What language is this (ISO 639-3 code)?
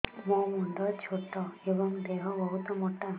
ori